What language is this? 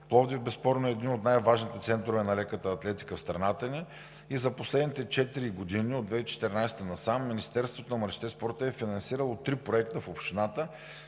Bulgarian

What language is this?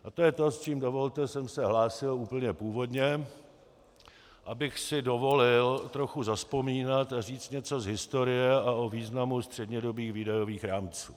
Czech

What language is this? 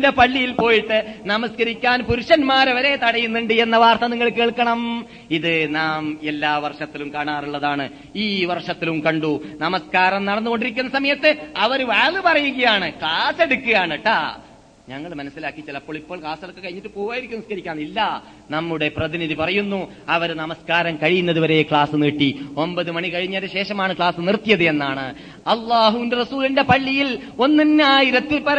Malayalam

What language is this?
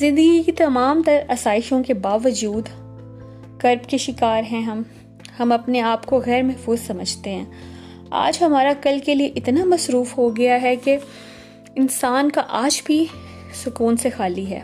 Urdu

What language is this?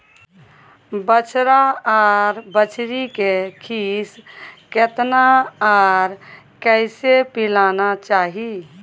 Maithili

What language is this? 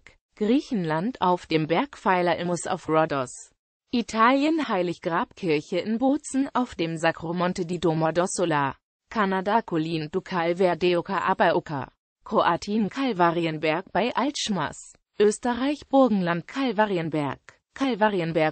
German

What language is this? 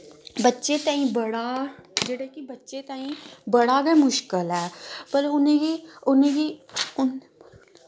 Dogri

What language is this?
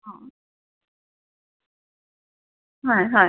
Assamese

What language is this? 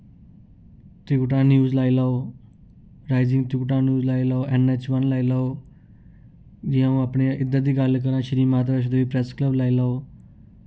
Dogri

